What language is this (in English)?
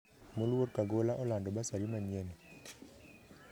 Luo (Kenya and Tanzania)